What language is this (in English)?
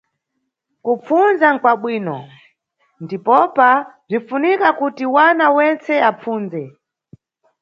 Nyungwe